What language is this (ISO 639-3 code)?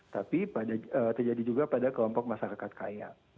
ind